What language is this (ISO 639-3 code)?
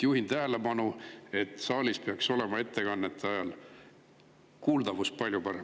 est